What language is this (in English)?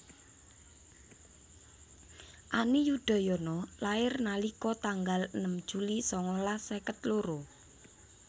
Javanese